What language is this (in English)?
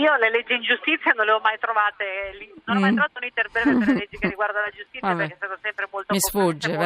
Italian